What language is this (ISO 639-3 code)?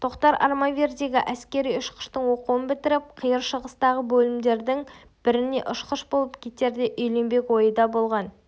kaz